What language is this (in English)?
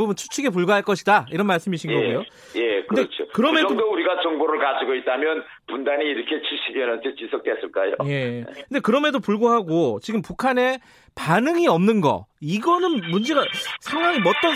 Korean